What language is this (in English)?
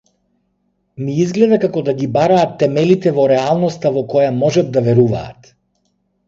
Macedonian